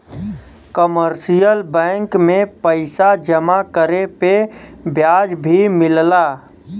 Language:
Bhojpuri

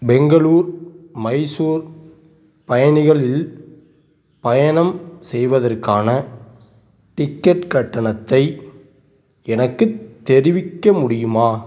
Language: Tamil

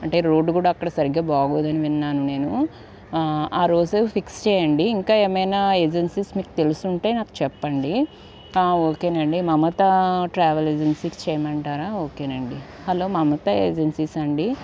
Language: Telugu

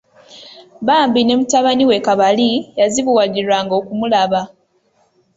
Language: Ganda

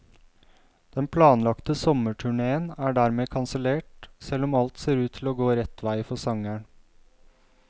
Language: Norwegian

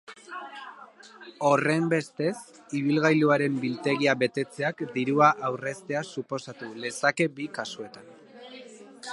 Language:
Basque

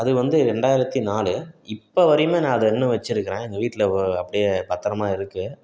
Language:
Tamil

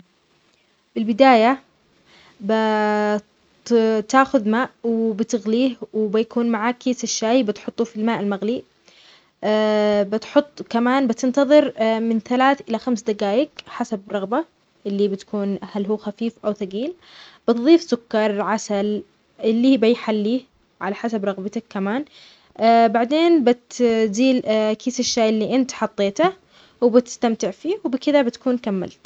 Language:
Omani Arabic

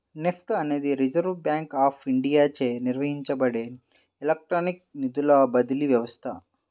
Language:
Telugu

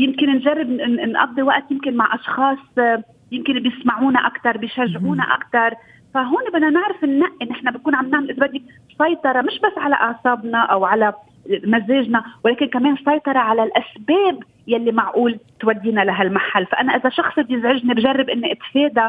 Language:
Arabic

